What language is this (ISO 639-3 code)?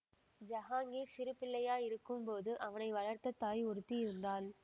tam